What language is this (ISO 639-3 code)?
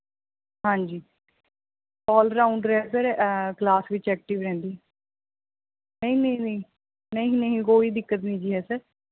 pan